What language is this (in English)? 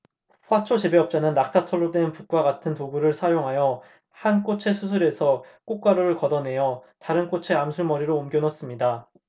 Korean